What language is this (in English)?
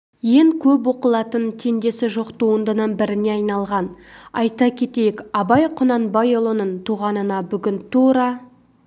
Kazakh